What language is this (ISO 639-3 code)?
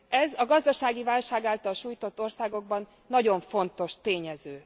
hun